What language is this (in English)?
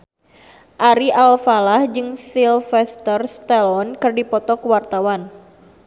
Sundanese